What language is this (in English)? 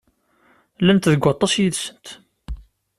Kabyle